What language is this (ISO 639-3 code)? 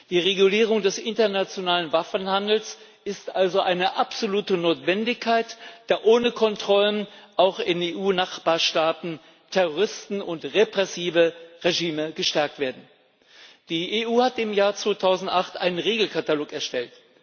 deu